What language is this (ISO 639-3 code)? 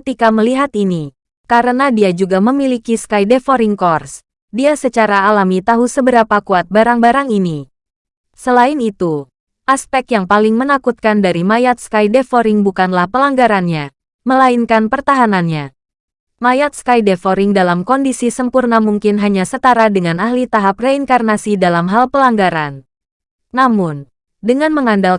ind